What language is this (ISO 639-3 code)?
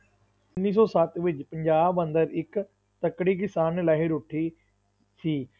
pan